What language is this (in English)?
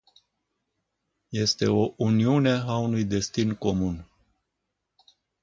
Romanian